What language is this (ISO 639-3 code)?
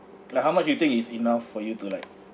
eng